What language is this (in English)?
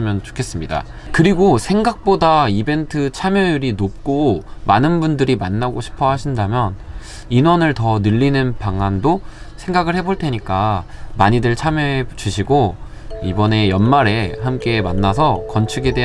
Korean